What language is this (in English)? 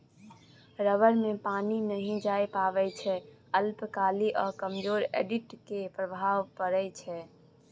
Maithili